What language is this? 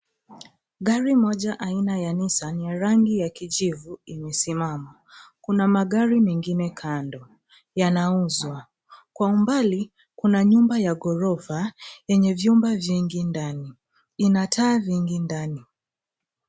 Swahili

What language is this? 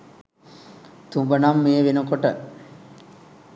Sinhala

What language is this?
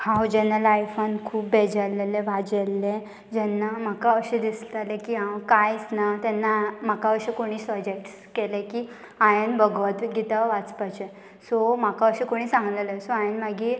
Konkani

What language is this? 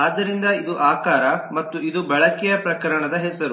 Kannada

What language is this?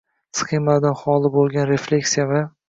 Uzbek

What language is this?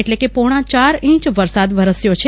Gujarati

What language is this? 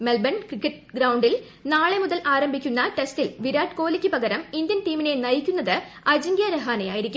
Malayalam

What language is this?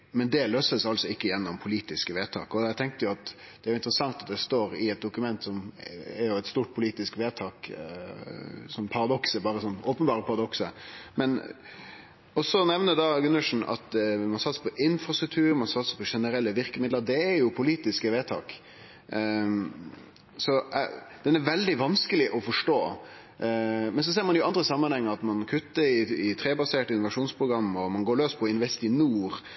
Norwegian Nynorsk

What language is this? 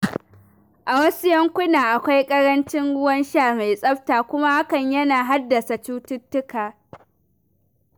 Hausa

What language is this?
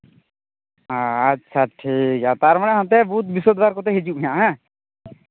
Santali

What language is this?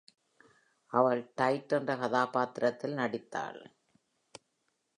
Tamil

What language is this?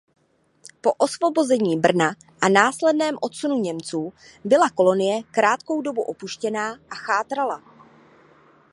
Czech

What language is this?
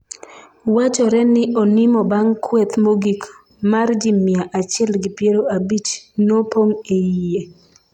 Luo (Kenya and Tanzania)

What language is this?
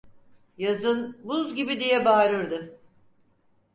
Turkish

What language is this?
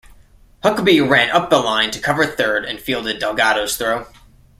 English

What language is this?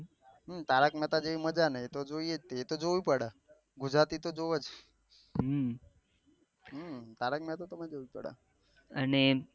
Gujarati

